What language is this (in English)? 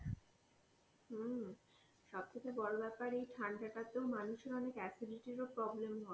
Bangla